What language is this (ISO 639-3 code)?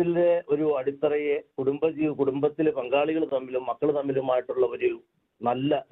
mal